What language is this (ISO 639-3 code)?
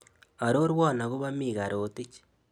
kln